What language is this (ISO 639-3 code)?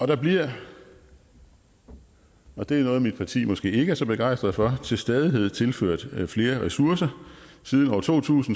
dan